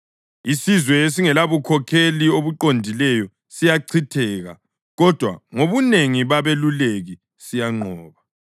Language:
North Ndebele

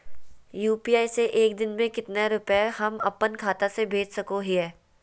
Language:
Magahi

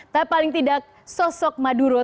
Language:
Indonesian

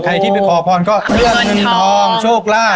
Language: Thai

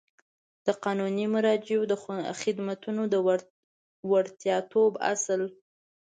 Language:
Pashto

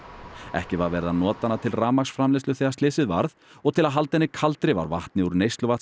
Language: Icelandic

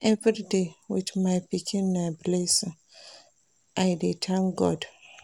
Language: Nigerian Pidgin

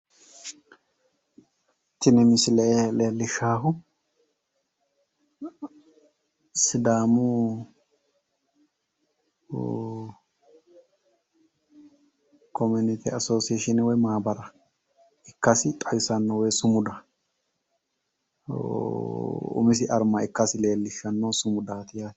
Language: Sidamo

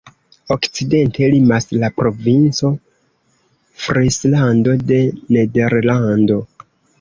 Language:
Esperanto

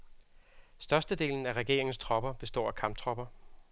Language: Danish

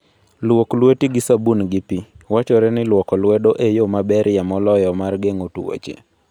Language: Luo (Kenya and Tanzania)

